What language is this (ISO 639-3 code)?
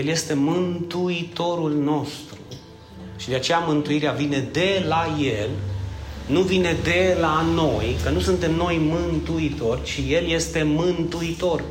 ron